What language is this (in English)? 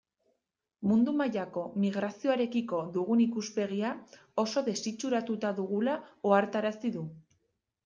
Basque